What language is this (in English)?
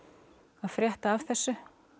Icelandic